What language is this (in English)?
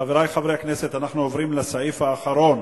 Hebrew